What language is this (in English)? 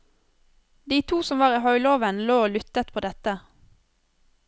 Norwegian